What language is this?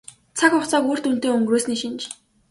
Mongolian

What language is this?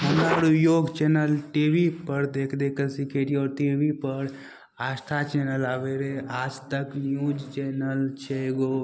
Maithili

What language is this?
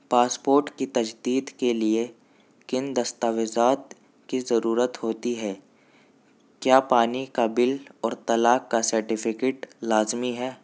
Urdu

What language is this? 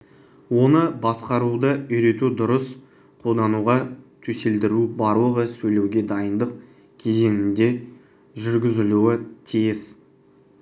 Kazakh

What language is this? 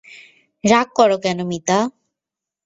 Bangla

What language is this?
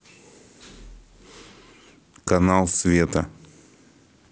Russian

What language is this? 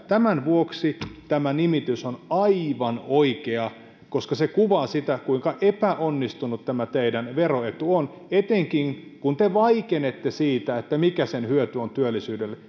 Finnish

